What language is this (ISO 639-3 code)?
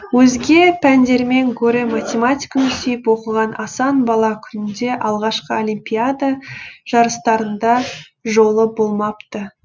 kaz